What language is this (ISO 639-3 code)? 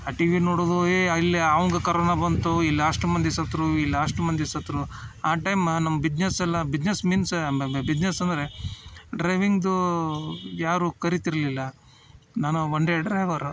kan